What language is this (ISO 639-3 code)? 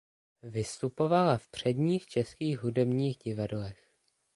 ces